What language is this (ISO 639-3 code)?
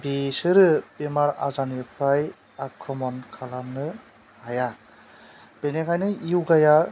brx